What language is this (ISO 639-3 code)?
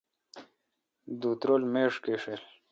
xka